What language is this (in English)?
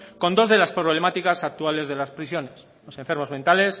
Spanish